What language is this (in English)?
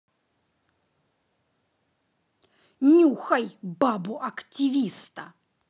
Russian